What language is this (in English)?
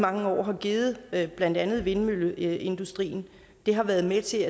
Danish